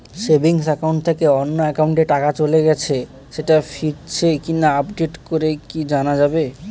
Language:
Bangla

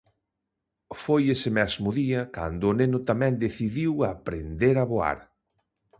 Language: Galician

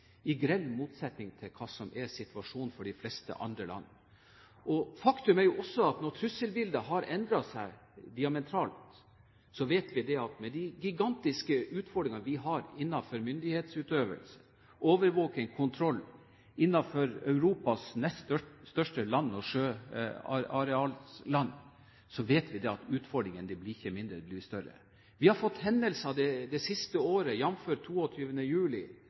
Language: Norwegian Bokmål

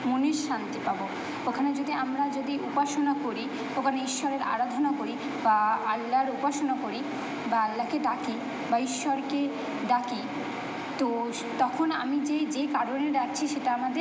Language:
Bangla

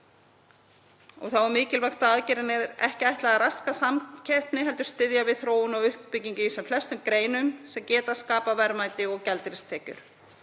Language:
Icelandic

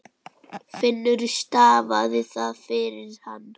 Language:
Icelandic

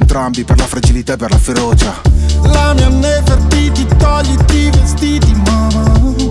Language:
Italian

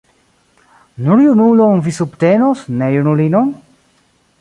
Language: Esperanto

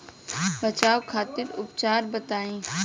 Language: Bhojpuri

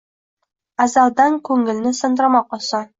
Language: Uzbek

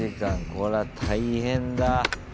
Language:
Japanese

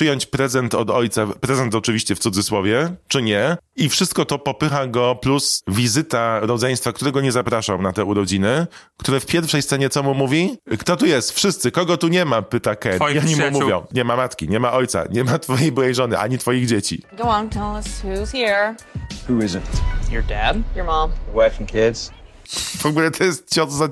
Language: Polish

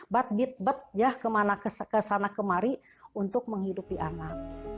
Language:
Indonesian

